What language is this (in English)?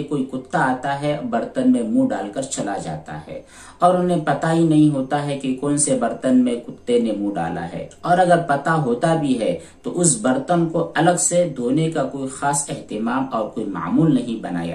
Indonesian